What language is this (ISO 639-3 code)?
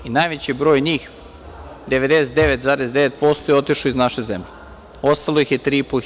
srp